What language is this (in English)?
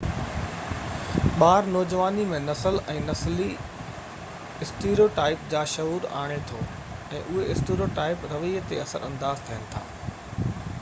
Sindhi